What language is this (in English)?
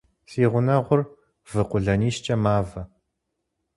Kabardian